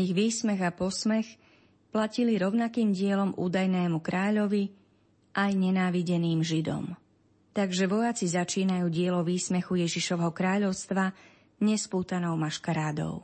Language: Slovak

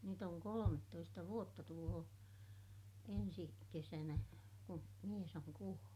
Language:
Finnish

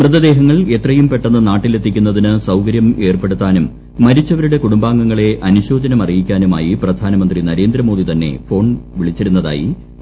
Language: Malayalam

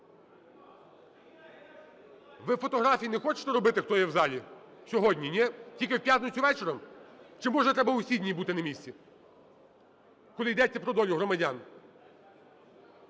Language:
Ukrainian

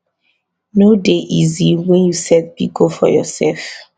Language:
Nigerian Pidgin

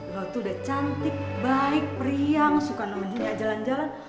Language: Indonesian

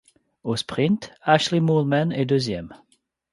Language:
French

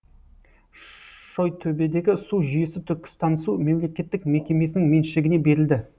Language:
Kazakh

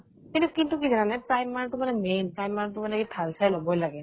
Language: Assamese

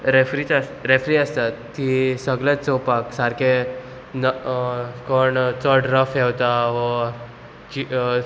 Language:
Konkani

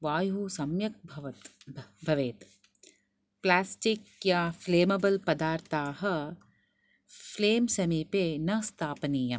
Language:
Sanskrit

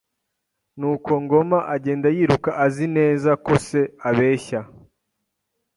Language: Kinyarwanda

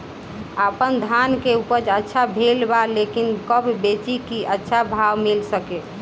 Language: Bhojpuri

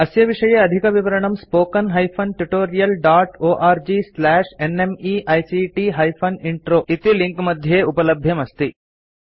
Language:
Sanskrit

